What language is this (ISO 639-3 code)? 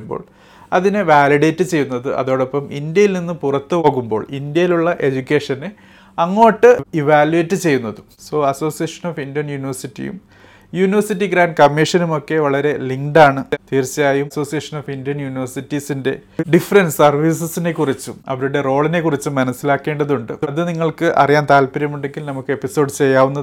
mal